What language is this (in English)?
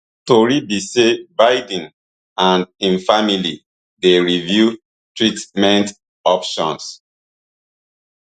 Nigerian Pidgin